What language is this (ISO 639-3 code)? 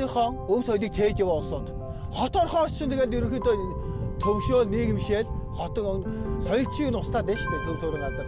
kor